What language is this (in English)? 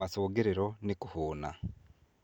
Kikuyu